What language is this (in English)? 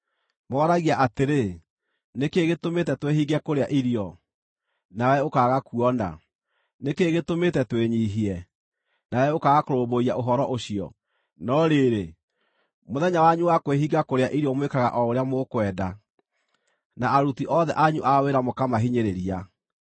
Kikuyu